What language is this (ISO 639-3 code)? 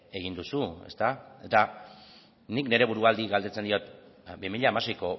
eus